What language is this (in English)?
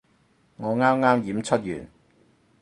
Cantonese